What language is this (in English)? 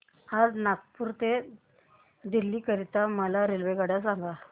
Marathi